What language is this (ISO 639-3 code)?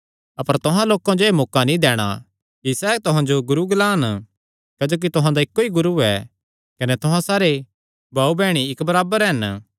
xnr